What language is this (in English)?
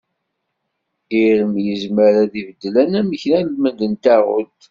Kabyle